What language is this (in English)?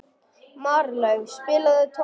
Icelandic